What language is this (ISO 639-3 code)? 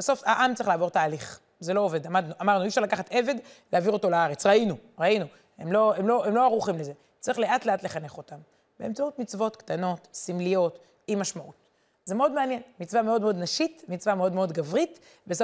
heb